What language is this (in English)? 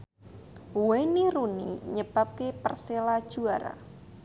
Javanese